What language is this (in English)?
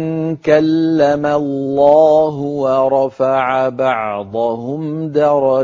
Arabic